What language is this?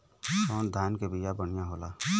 Bhojpuri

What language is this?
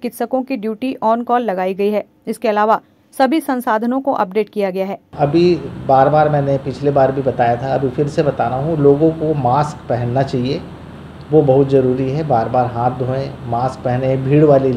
Hindi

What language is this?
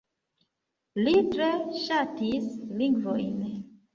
Esperanto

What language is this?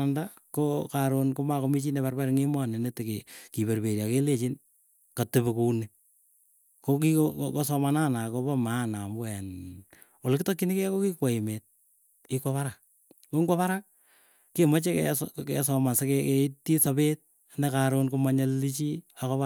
Keiyo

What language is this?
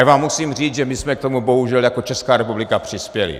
Czech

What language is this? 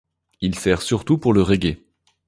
French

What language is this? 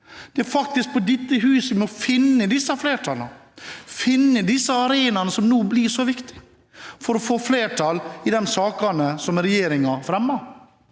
Norwegian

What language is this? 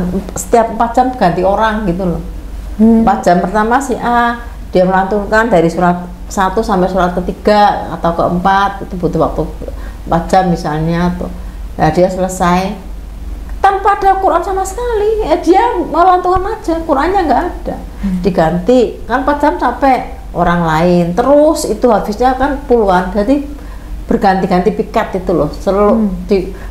Indonesian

